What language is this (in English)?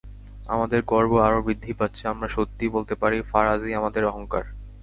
Bangla